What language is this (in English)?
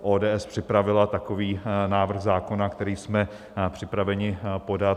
Czech